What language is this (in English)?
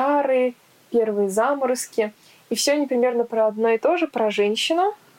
Russian